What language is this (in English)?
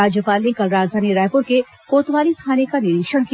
Hindi